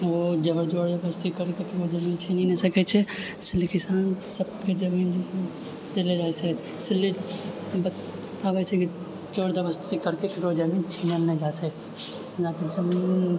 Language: Maithili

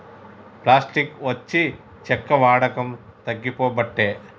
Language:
Telugu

